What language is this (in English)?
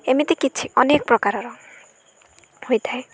Odia